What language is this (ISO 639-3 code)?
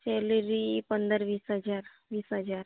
guj